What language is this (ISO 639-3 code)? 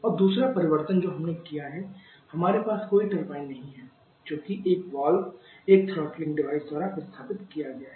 hin